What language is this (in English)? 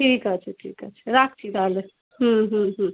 Bangla